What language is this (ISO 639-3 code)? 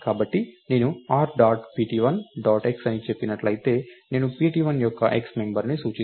tel